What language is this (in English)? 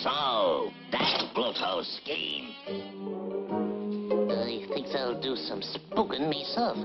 English